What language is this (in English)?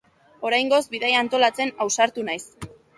Basque